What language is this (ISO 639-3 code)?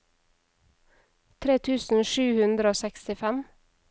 nor